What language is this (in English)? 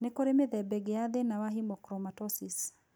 Kikuyu